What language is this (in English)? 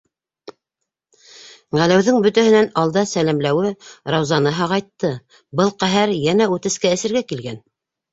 Bashkir